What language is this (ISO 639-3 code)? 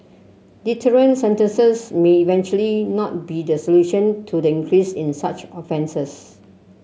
eng